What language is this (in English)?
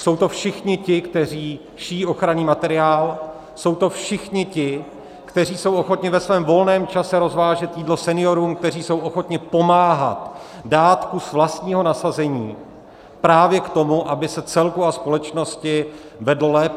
Czech